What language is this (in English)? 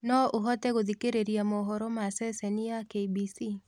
Kikuyu